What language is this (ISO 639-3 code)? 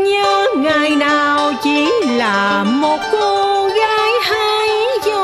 vie